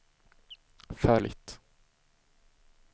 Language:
Swedish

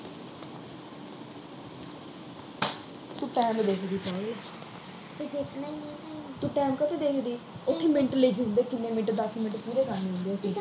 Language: Punjabi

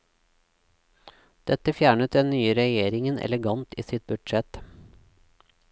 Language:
Norwegian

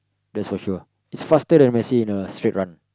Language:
English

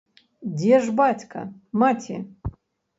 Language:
Belarusian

